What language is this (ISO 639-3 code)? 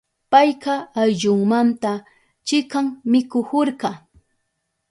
qup